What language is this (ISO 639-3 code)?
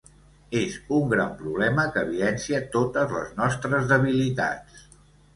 cat